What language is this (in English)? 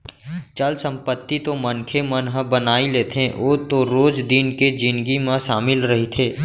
Chhattisgarhi